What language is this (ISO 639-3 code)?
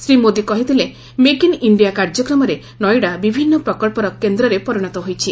ori